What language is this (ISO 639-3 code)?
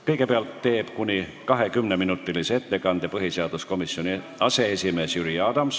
est